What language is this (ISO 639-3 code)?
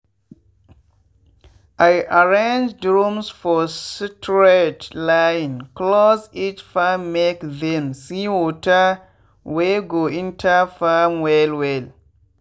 pcm